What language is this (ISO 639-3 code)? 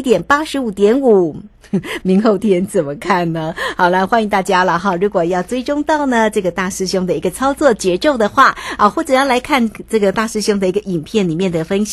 zho